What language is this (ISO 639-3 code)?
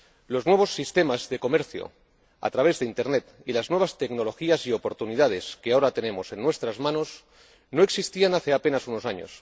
spa